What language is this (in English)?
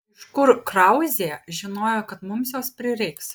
Lithuanian